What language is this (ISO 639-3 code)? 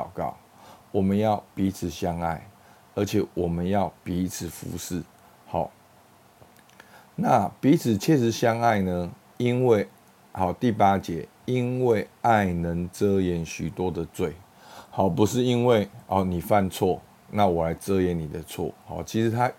zho